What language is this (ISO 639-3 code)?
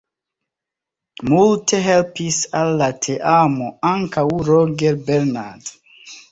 epo